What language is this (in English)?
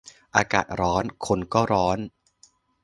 Thai